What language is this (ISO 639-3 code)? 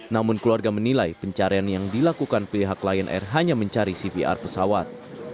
ind